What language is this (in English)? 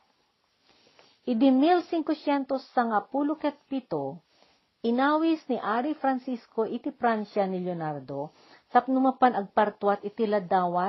Filipino